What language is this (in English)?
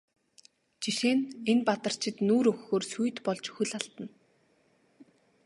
Mongolian